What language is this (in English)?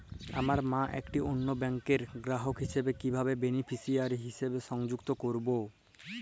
Bangla